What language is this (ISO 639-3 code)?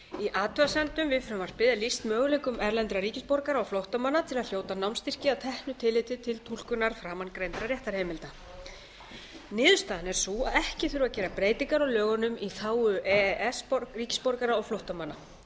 isl